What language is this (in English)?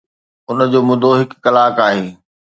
Sindhi